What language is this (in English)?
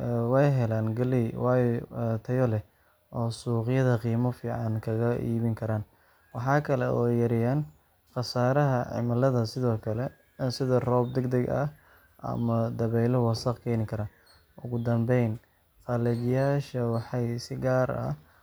Somali